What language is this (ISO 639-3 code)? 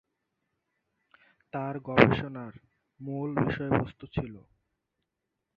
ben